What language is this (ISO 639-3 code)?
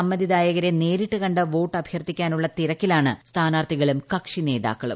mal